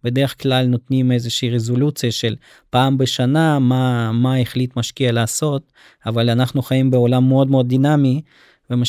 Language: Hebrew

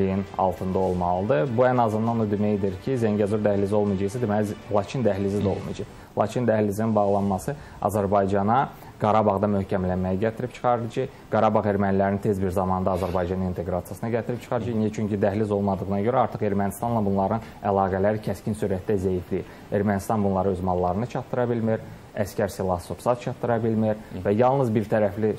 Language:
Turkish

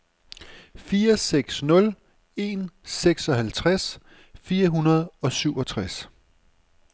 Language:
Danish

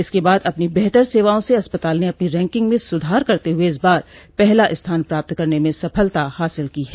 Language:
Hindi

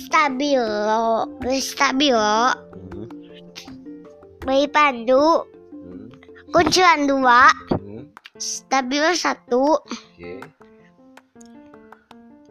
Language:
Indonesian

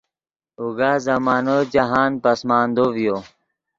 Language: Yidgha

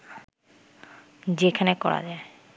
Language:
Bangla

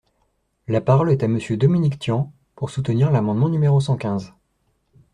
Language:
French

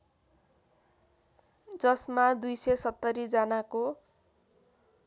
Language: Nepali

